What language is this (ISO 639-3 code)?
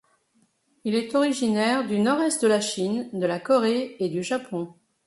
fra